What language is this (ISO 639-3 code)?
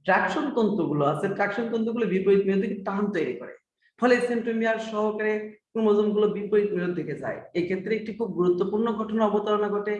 tur